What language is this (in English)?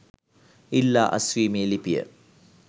Sinhala